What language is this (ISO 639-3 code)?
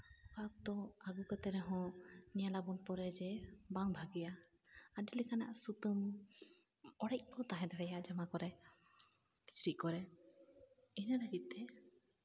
sat